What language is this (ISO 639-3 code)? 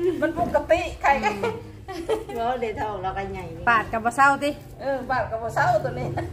tha